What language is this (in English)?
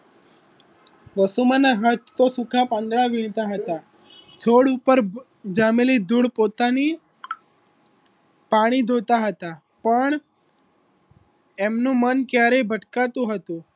Gujarati